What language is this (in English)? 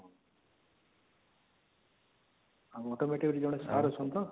Odia